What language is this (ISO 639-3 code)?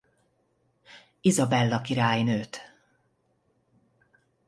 hun